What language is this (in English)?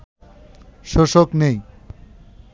Bangla